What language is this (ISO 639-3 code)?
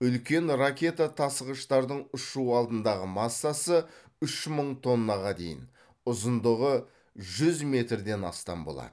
kaz